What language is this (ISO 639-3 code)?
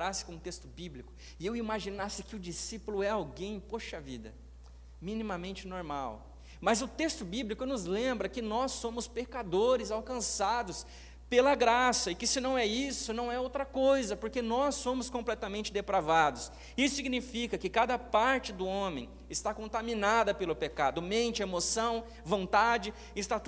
por